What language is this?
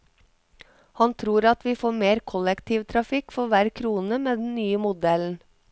Norwegian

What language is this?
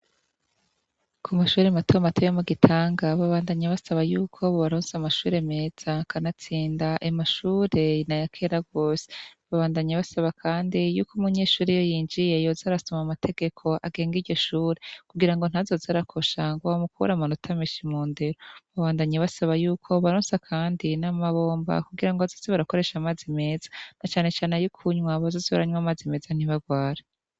Rundi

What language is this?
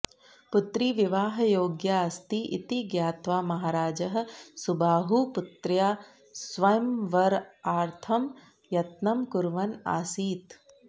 Sanskrit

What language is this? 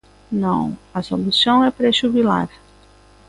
Galician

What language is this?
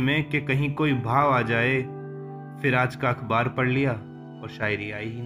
Hindi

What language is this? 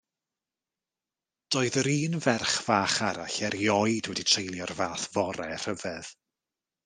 Welsh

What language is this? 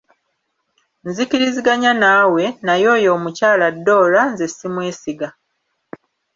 Ganda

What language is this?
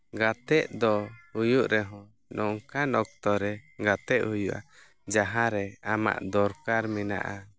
Santali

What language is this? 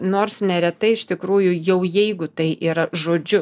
Lithuanian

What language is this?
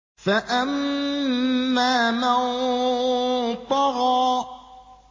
Arabic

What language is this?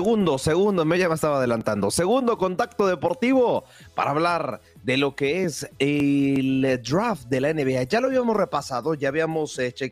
Spanish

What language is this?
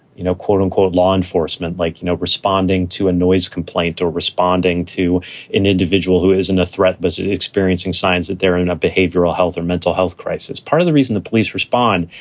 English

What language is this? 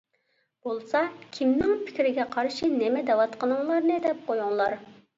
Uyghur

